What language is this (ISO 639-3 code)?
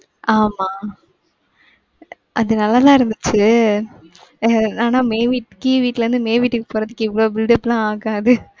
tam